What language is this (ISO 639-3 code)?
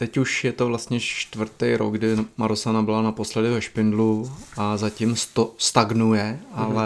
ces